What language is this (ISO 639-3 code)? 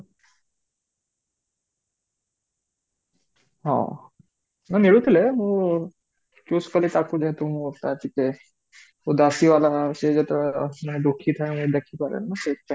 ori